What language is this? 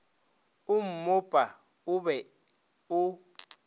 Northern Sotho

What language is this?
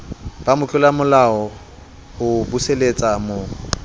Southern Sotho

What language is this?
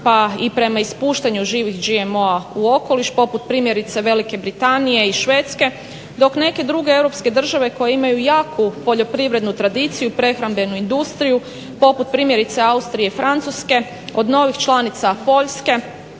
Croatian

